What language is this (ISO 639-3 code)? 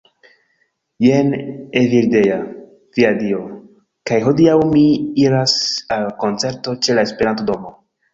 epo